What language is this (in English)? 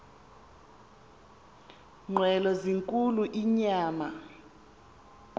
Xhosa